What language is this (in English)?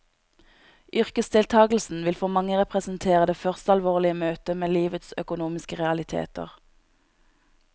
Norwegian